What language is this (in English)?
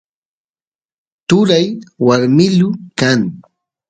Santiago del Estero Quichua